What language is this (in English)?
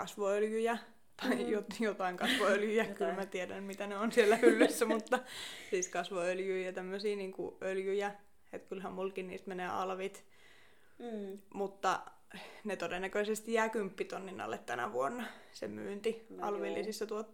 Finnish